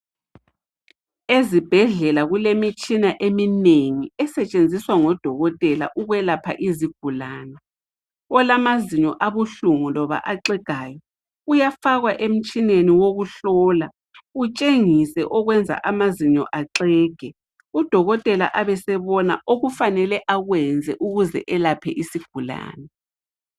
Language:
North Ndebele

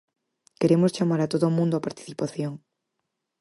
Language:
Galician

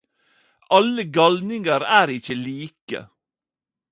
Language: Norwegian Nynorsk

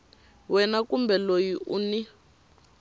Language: Tsonga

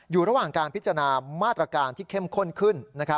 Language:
Thai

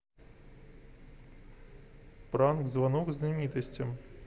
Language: Russian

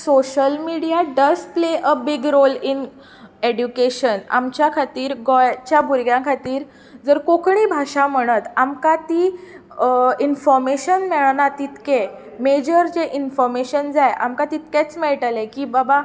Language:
Konkani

